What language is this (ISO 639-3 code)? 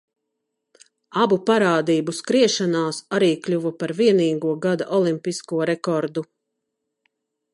lav